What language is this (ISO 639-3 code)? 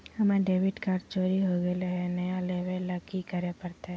mag